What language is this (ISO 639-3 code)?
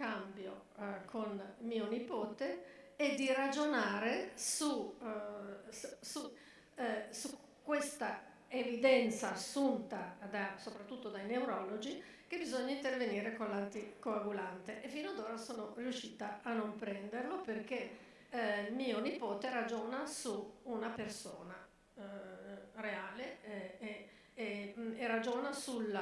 ita